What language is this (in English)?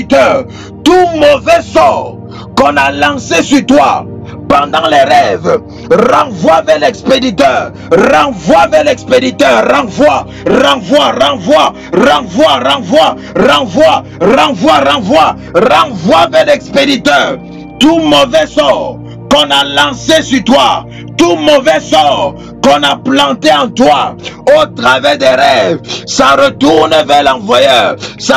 French